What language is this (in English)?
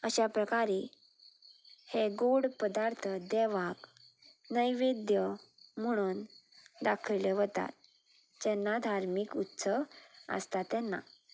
Konkani